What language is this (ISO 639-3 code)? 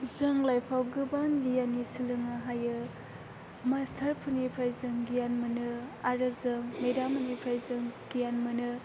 brx